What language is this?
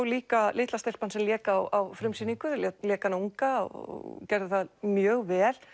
Icelandic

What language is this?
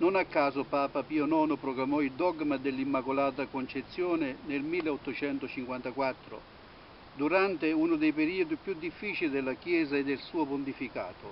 Italian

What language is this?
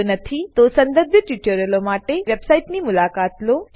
Gujarati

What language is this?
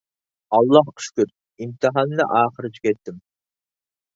Uyghur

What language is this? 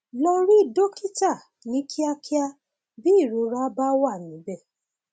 Yoruba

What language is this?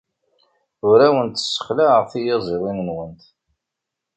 Kabyle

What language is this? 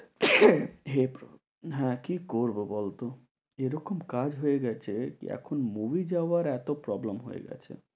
Bangla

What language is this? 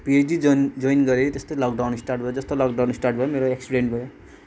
Nepali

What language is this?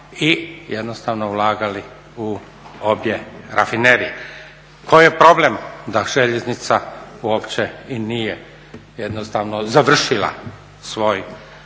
Croatian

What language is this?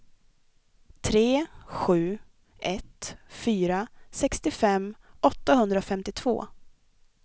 Swedish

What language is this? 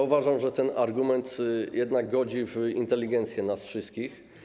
Polish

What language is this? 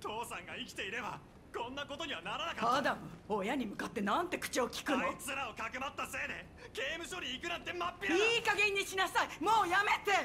Japanese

